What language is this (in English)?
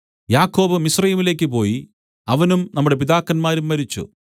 Malayalam